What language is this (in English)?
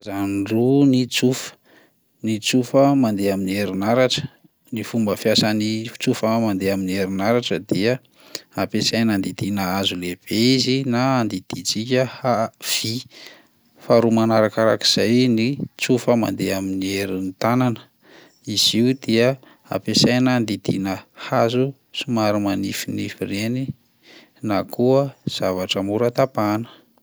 Malagasy